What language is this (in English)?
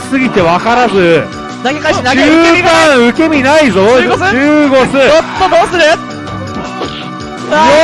Japanese